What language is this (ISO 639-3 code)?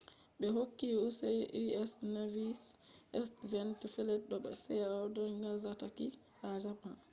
ful